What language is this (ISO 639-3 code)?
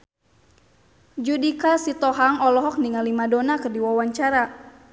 sun